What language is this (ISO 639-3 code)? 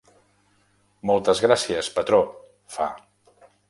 cat